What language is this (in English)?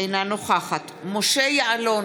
Hebrew